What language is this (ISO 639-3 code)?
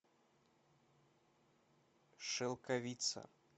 rus